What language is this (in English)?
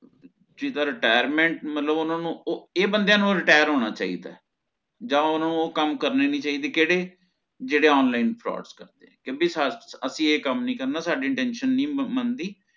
Punjabi